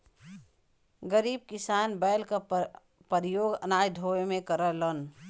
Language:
Bhojpuri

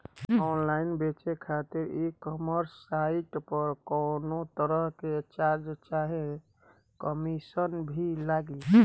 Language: Bhojpuri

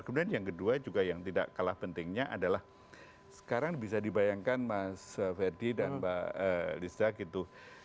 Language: Indonesian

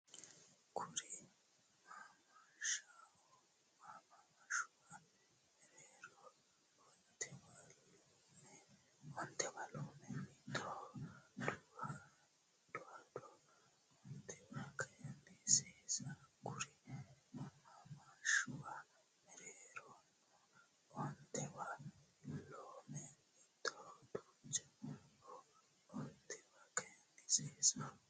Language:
Sidamo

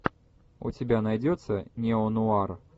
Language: Russian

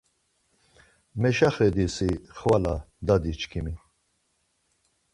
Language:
Laz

